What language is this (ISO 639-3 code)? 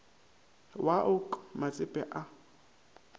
nso